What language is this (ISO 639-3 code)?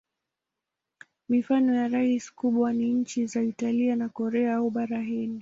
swa